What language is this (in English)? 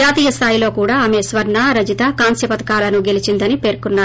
Telugu